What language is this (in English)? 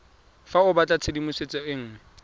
Tswana